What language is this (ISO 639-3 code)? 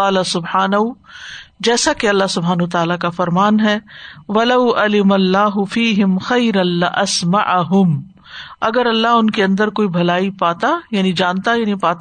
urd